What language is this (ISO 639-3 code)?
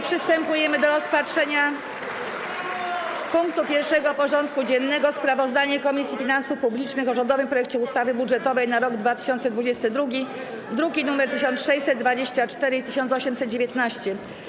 pol